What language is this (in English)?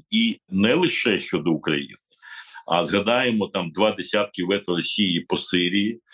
Ukrainian